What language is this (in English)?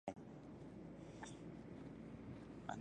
Pashto